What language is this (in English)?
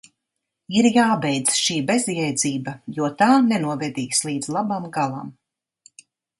Latvian